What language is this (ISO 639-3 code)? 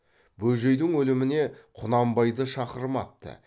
kaz